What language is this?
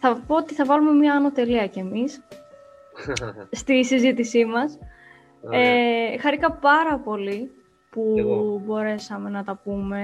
Greek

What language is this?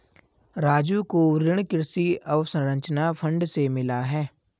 Hindi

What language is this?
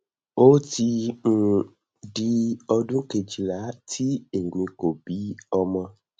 Yoruba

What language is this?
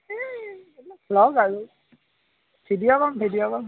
Assamese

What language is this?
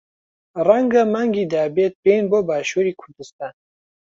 Central Kurdish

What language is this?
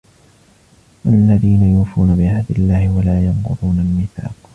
Arabic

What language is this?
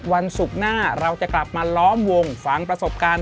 Thai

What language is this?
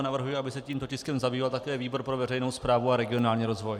Czech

